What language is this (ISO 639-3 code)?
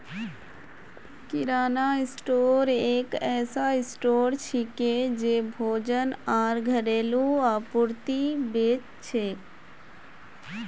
mag